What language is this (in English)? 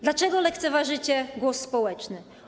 Polish